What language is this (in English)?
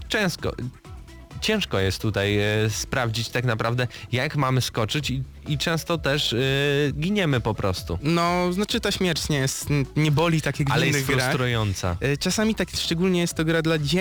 Polish